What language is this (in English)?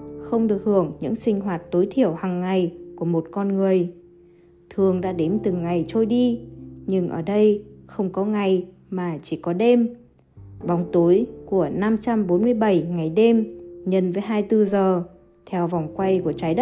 Vietnamese